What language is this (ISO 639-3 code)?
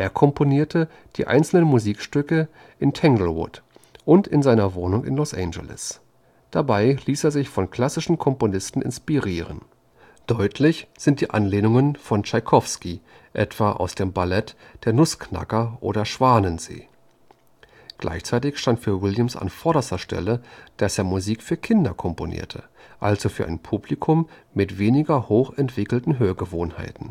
deu